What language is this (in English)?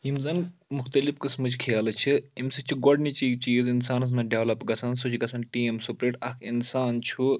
Kashmiri